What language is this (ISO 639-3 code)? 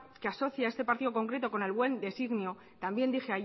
spa